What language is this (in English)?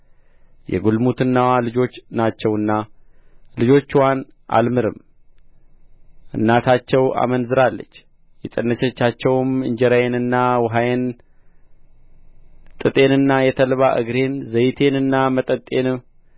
Amharic